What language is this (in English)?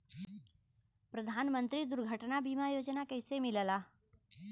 Bhojpuri